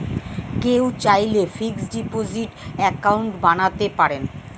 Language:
Bangla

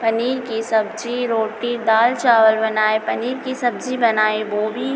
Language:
Hindi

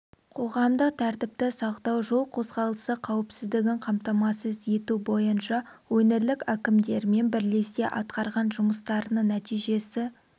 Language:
Kazakh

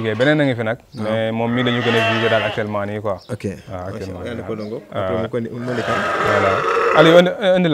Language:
Indonesian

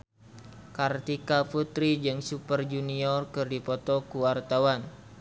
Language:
Sundanese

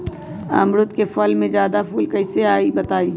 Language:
Magahi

